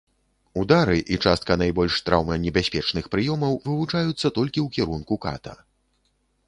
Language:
Belarusian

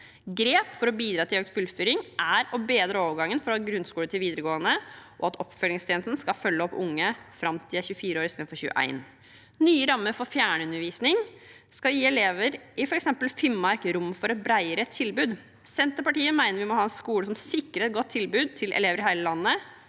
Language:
Norwegian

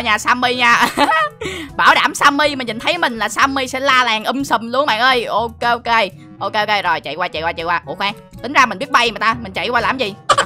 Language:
Vietnamese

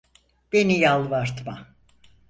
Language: Turkish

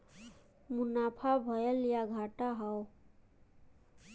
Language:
Bhojpuri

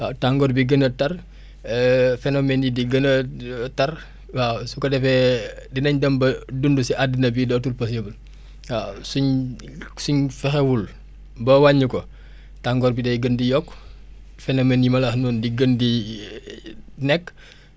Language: Wolof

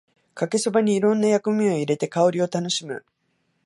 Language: Japanese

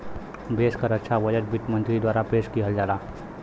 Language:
Bhojpuri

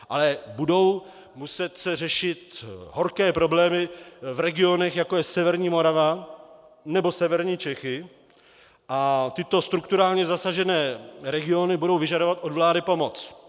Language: Czech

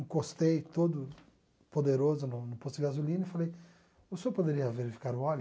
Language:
Portuguese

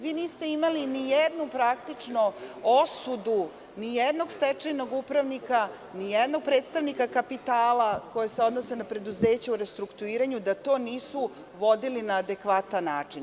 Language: Serbian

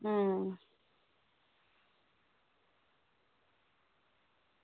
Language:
Dogri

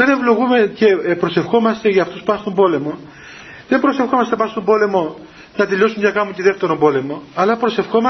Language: Greek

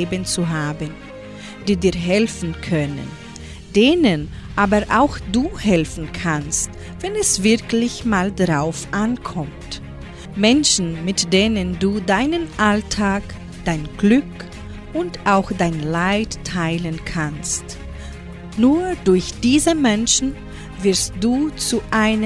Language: German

